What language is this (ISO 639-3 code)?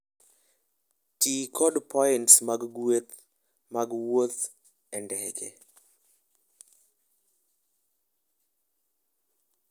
luo